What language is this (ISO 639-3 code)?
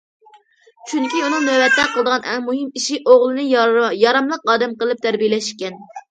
uig